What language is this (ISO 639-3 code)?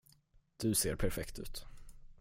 swe